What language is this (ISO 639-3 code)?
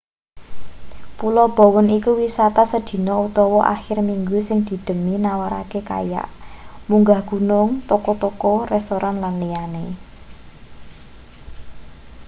jav